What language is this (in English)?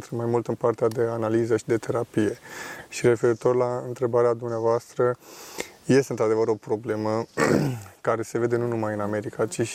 Romanian